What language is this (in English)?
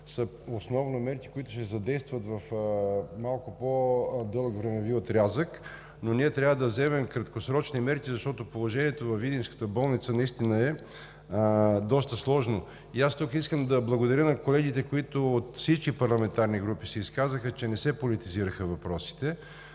Bulgarian